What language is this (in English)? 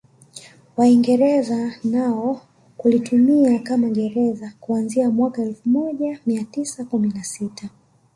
Swahili